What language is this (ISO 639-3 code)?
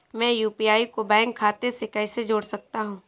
hin